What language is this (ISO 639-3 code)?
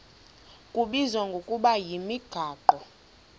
xho